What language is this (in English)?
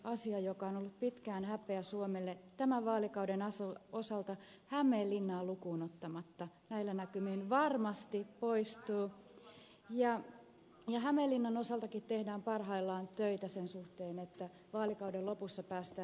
Finnish